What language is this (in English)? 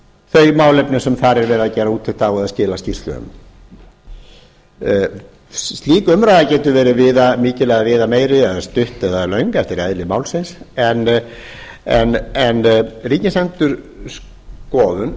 Icelandic